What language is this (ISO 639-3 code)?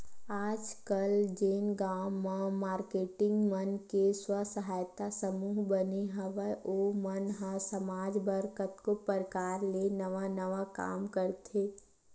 hne